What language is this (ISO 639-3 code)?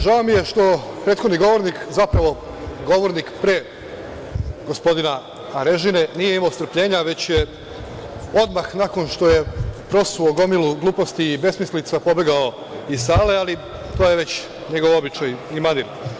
srp